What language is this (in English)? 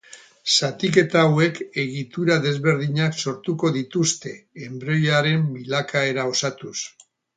Basque